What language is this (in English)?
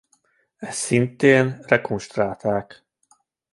Hungarian